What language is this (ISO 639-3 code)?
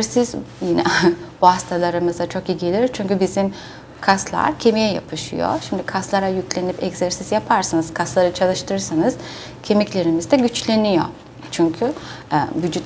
tur